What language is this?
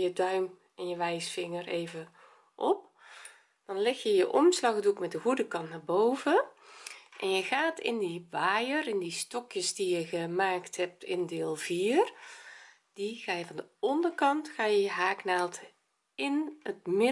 Dutch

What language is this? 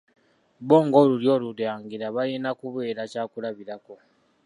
Ganda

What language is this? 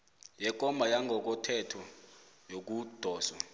South Ndebele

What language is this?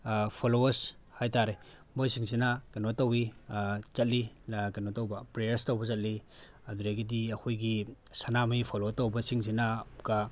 Manipuri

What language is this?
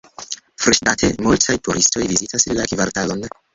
Esperanto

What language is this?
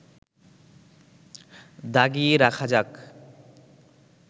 Bangla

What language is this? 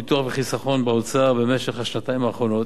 Hebrew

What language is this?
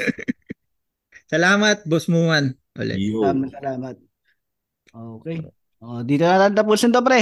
Filipino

